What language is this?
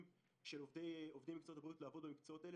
Hebrew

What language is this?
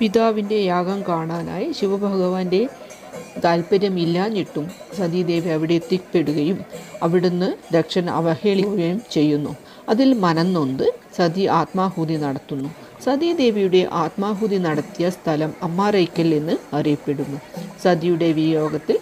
Malayalam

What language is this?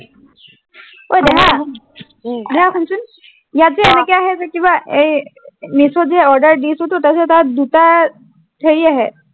Assamese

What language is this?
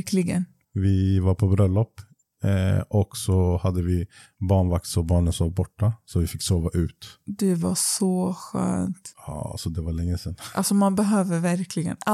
Swedish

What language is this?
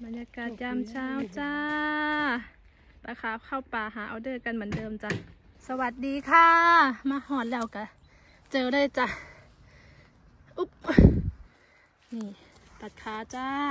Thai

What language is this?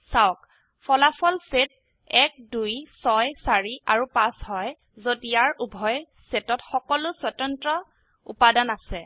Assamese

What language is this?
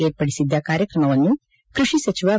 Kannada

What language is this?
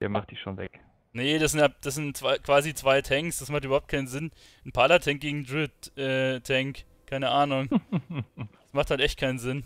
German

